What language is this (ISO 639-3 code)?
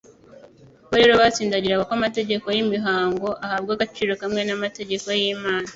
kin